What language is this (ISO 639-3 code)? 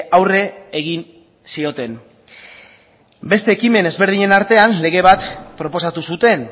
eus